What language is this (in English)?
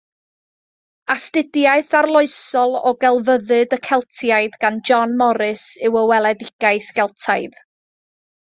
Welsh